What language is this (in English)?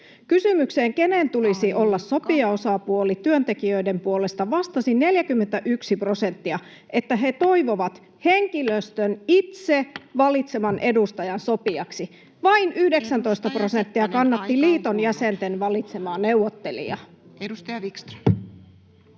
Finnish